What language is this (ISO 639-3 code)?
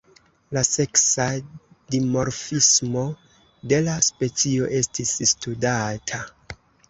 epo